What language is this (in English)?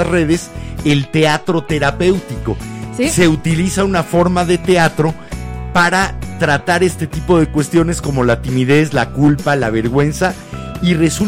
Spanish